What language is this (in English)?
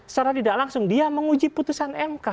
Indonesian